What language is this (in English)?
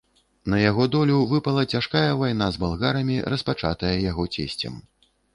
Belarusian